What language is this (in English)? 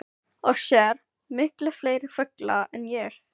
Icelandic